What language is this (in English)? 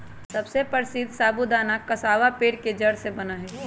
Magahi